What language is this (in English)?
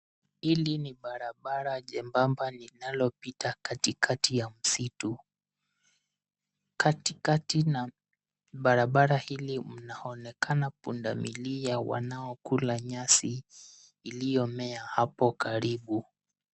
Swahili